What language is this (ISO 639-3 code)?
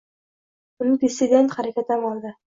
uzb